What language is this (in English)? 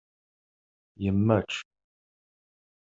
Kabyle